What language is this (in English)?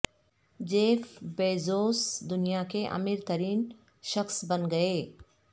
Urdu